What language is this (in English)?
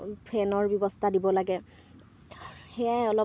Assamese